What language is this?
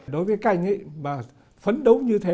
Vietnamese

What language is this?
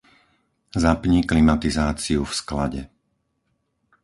Slovak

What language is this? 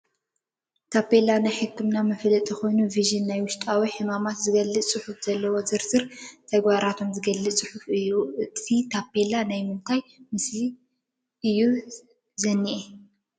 Tigrinya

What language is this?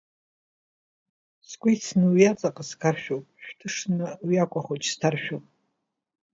Abkhazian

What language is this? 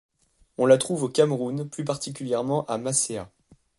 French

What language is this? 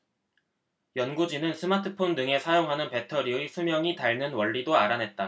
Korean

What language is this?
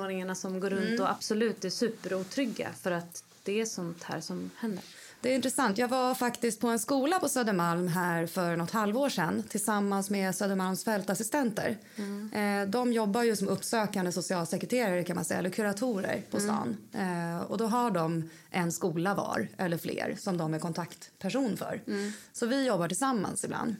Swedish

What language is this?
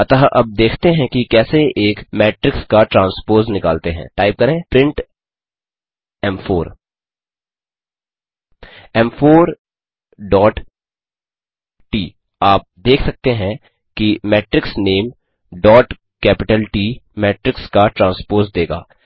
Hindi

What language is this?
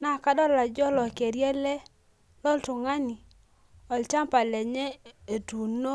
Masai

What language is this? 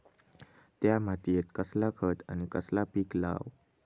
Marathi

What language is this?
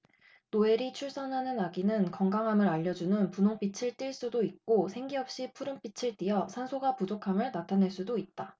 Korean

